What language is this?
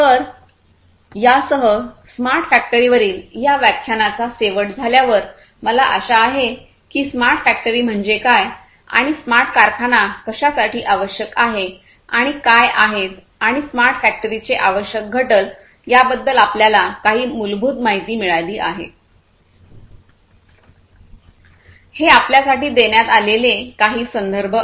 Marathi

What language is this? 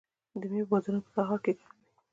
Pashto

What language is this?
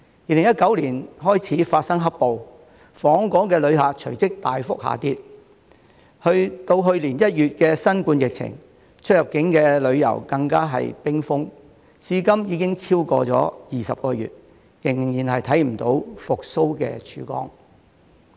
Cantonese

